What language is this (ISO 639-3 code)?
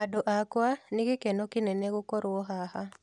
kik